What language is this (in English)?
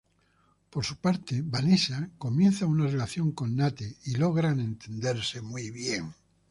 Spanish